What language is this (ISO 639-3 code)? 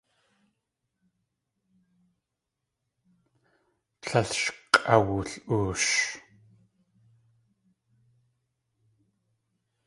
tli